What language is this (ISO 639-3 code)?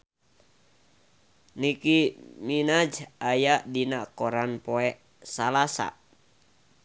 sun